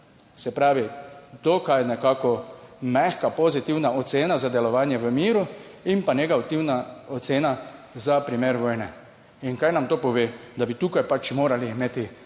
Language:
Slovenian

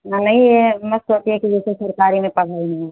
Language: Hindi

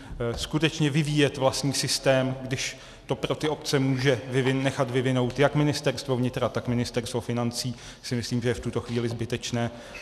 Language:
Czech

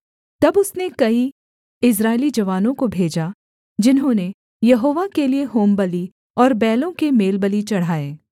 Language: Hindi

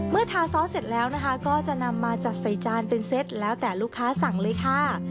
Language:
Thai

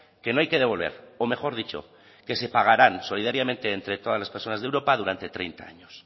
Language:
Spanish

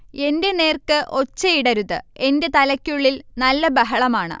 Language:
Malayalam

